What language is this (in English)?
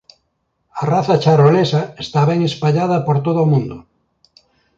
Galician